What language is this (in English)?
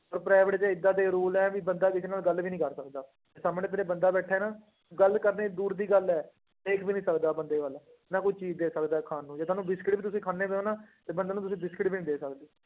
Punjabi